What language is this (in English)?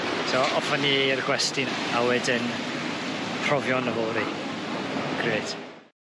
Welsh